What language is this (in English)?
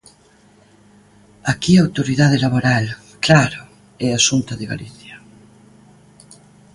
Galician